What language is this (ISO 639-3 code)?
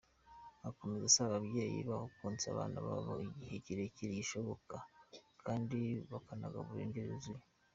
kin